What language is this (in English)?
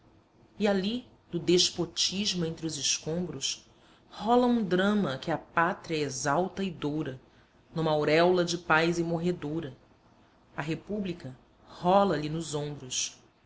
Portuguese